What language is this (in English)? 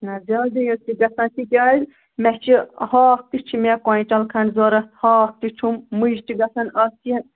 Kashmiri